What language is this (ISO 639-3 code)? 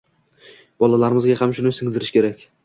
uzb